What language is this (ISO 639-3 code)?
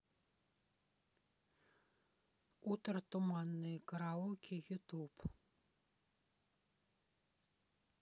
rus